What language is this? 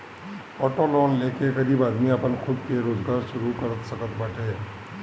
Bhojpuri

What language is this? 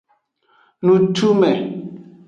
Aja (Benin)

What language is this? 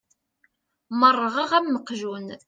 Kabyle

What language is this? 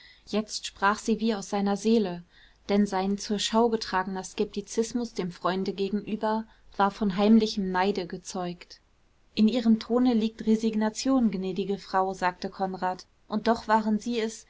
German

